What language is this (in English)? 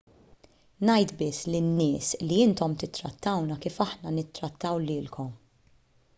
Maltese